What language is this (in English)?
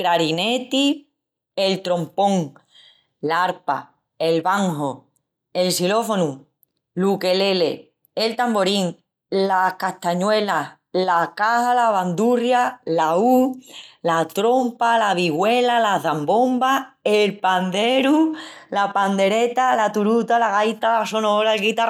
Extremaduran